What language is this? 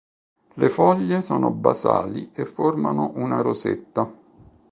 Italian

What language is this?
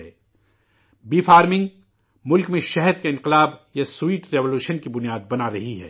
Urdu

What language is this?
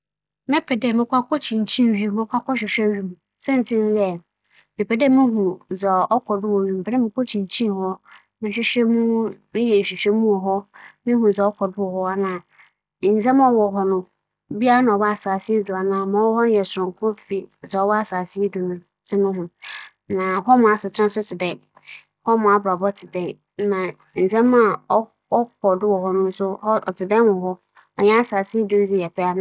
Akan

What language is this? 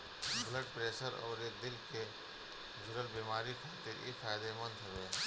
Bhojpuri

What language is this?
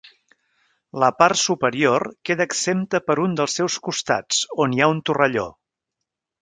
Catalan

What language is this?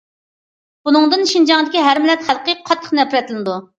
Uyghur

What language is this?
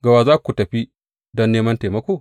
Hausa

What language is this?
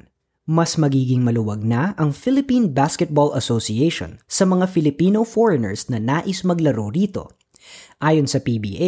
Filipino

